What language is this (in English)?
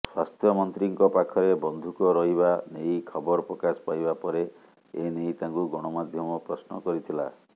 Odia